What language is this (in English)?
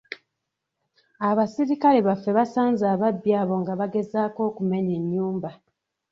Ganda